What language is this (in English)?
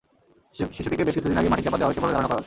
Bangla